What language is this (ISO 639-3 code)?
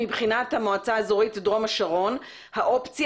heb